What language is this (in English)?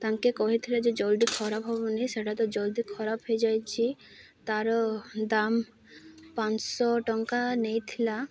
Odia